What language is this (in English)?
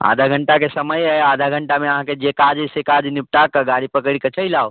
Maithili